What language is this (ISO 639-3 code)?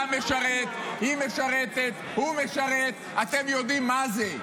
heb